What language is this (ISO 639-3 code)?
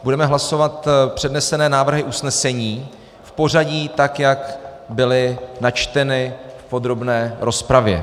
ces